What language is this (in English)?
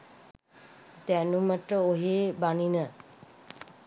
Sinhala